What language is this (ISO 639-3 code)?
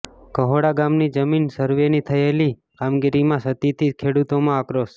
guj